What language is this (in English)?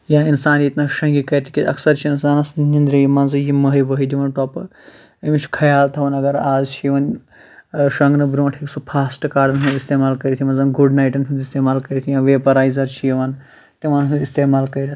Kashmiri